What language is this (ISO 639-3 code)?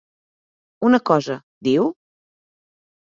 cat